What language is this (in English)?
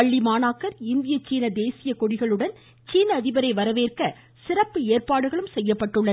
Tamil